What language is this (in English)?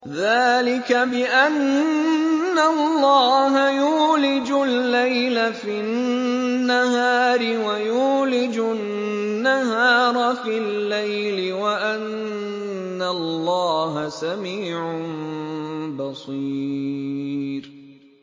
Arabic